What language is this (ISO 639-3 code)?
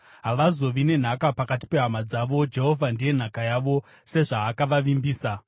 sna